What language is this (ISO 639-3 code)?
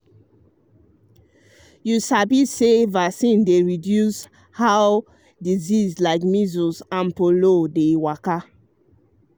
pcm